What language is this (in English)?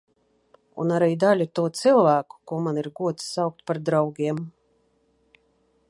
Latvian